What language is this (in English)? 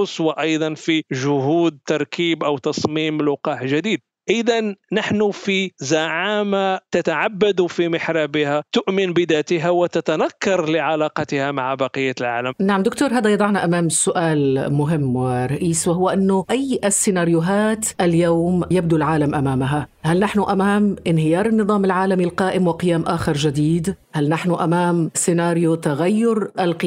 Arabic